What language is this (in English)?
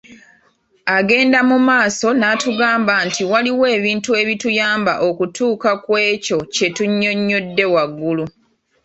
Ganda